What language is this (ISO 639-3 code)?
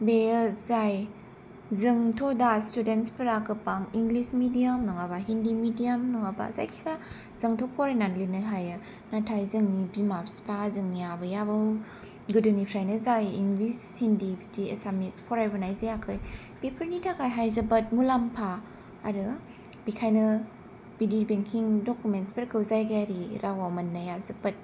brx